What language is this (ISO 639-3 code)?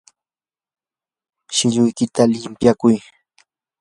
qur